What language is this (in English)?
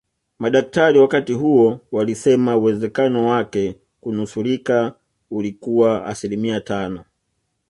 Swahili